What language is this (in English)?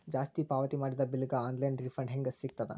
Kannada